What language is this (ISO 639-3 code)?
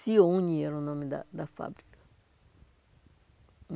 por